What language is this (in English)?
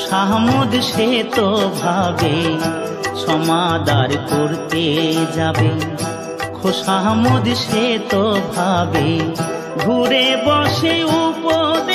Hindi